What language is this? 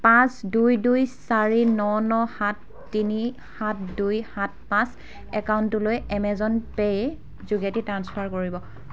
Assamese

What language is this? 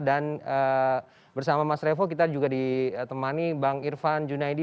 Indonesian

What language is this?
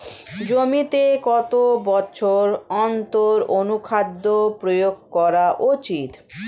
Bangla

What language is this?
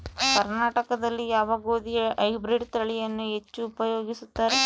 Kannada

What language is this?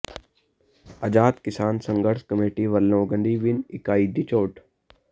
Punjabi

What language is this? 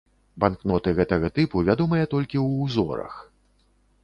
Belarusian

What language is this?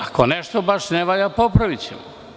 Serbian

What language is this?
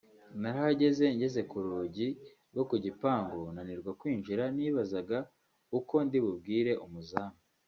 Kinyarwanda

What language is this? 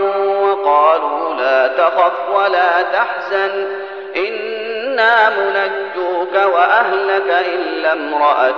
Arabic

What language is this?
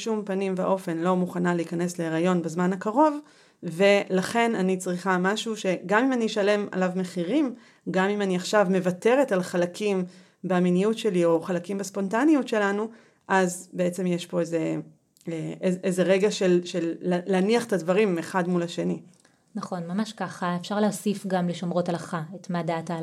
Hebrew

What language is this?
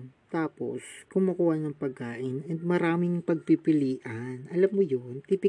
Filipino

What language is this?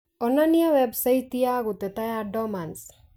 Kikuyu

